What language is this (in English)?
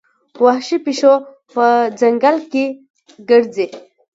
Pashto